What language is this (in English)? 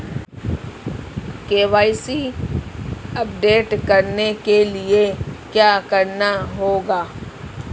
Hindi